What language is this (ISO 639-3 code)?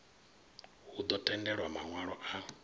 ven